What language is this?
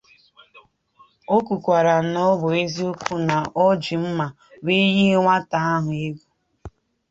Igbo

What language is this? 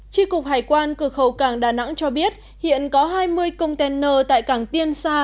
Vietnamese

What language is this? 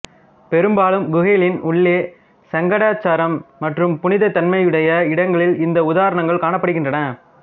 Tamil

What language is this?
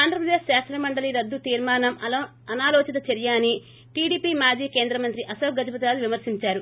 Telugu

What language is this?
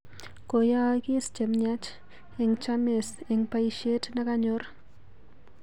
Kalenjin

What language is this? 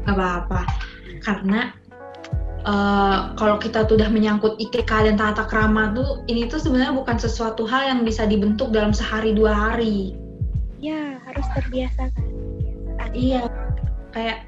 Indonesian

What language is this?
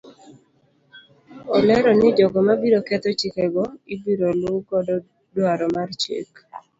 Luo (Kenya and Tanzania)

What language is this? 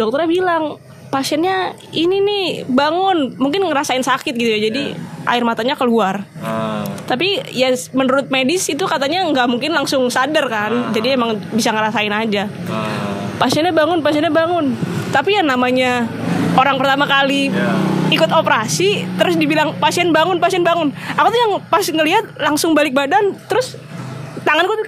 Indonesian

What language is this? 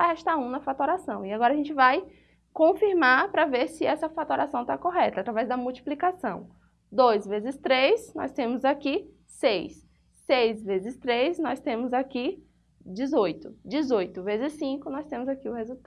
Portuguese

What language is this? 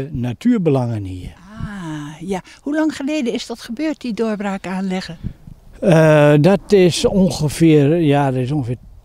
Dutch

